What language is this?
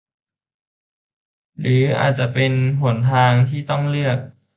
Thai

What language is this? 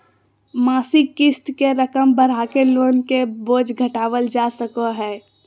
Magahi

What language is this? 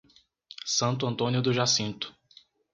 Portuguese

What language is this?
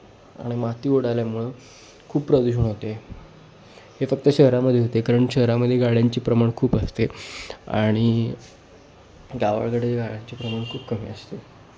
Marathi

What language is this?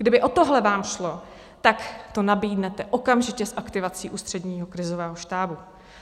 Czech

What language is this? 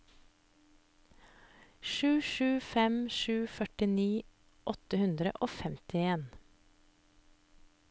Norwegian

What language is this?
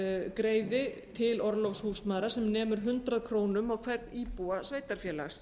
Icelandic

